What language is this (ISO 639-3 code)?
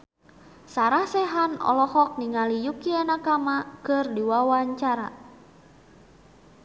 sun